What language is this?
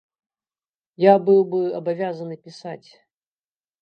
Belarusian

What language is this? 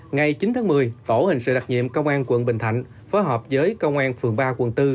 Vietnamese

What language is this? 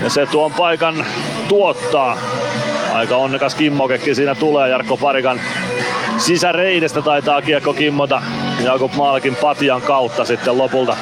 Finnish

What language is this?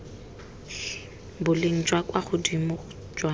Tswana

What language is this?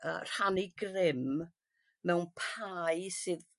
Welsh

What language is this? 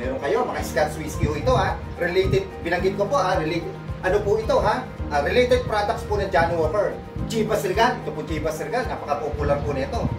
Filipino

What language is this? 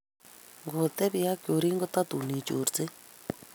Kalenjin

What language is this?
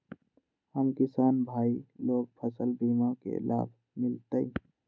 Magahi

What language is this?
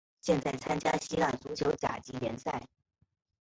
Chinese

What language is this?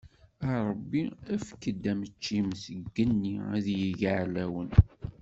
Kabyle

